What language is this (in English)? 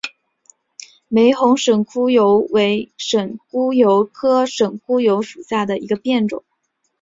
Chinese